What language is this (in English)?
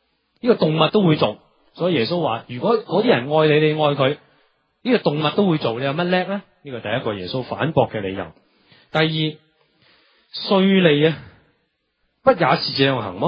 Chinese